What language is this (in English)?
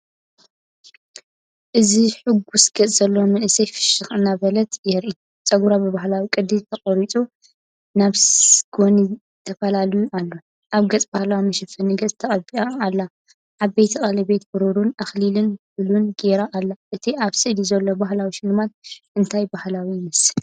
Tigrinya